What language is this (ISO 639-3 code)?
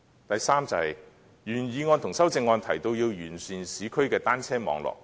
yue